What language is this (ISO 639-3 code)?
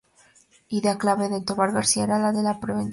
spa